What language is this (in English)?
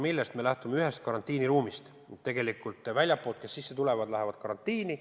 Estonian